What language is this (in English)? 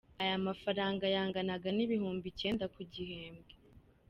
Kinyarwanda